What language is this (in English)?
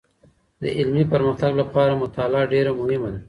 Pashto